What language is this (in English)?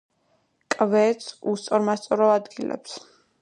Georgian